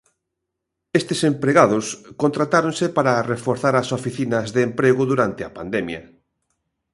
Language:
Galician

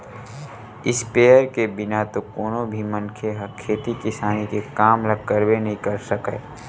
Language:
Chhattisgarhi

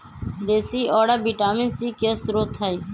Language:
Magahi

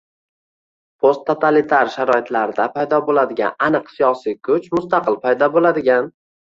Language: Uzbek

